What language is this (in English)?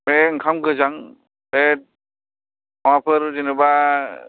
Bodo